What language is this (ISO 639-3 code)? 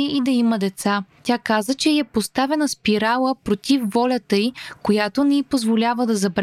bul